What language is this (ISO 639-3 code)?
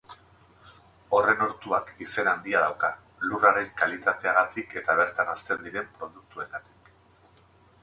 eus